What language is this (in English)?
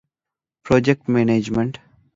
Divehi